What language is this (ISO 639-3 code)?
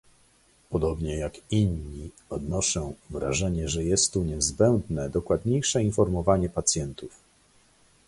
pol